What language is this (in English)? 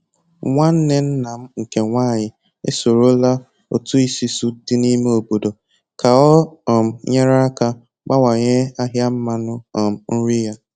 Igbo